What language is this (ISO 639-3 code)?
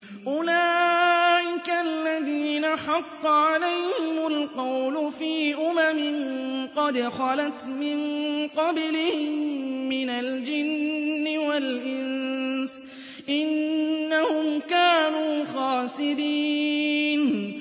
ara